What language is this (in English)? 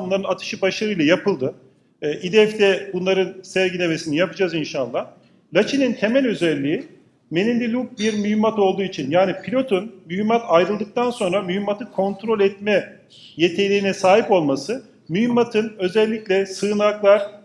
Turkish